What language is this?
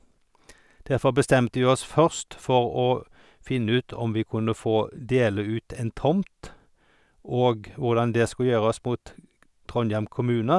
Norwegian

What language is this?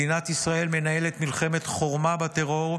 Hebrew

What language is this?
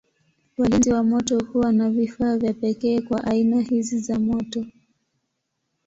Swahili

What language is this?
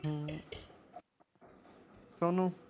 Punjabi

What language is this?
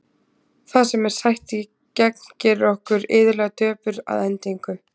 Icelandic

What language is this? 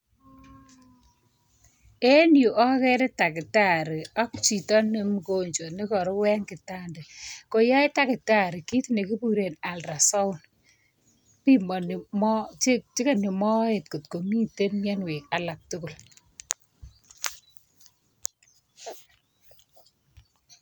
Kalenjin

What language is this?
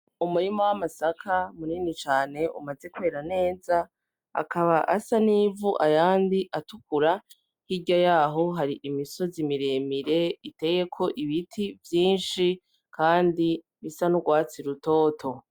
Rundi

